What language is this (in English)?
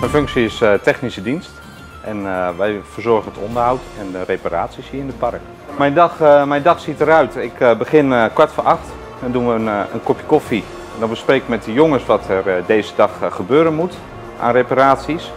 Dutch